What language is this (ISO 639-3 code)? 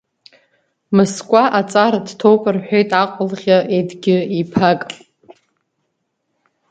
abk